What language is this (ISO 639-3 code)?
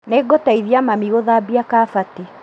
kik